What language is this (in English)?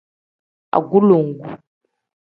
Tem